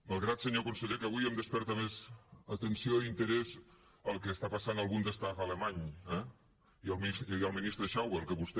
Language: Catalan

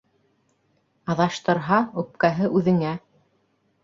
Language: Bashkir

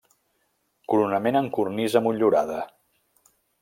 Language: Catalan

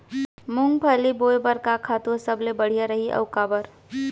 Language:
Chhattisgarhi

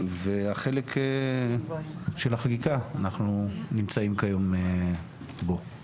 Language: Hebrew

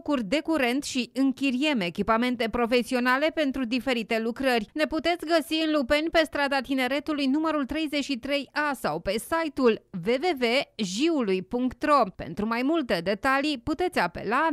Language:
Romanian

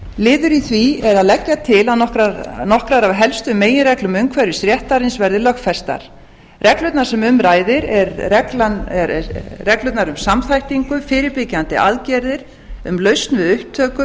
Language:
Icelandic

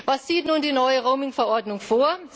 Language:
German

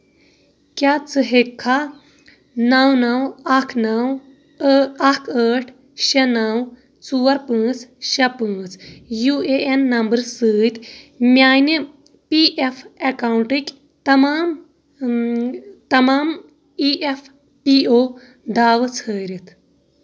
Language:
Kashmiri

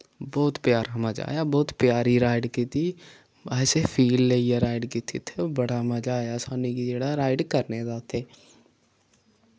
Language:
Dogri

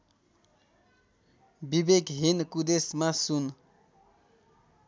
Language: Nepali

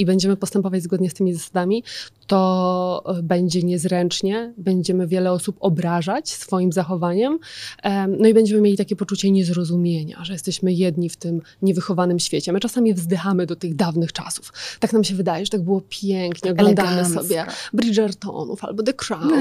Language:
Polish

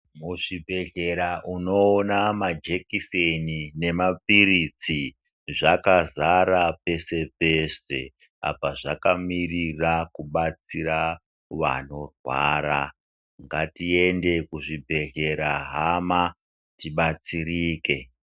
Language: Ndau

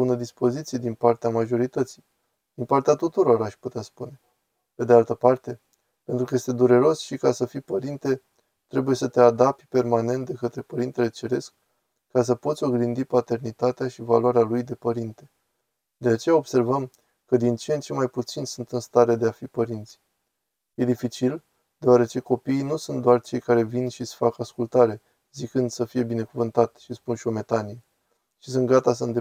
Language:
Romanian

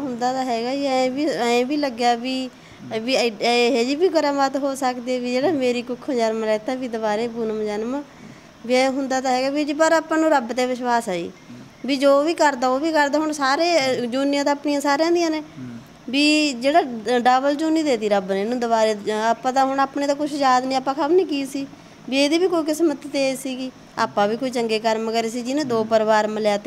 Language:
Punjabi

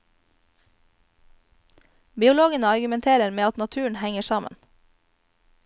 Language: Norwegian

